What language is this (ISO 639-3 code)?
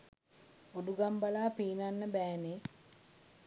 sin